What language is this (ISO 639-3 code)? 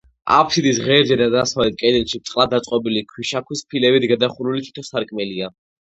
kat